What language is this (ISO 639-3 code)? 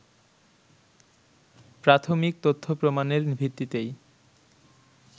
ben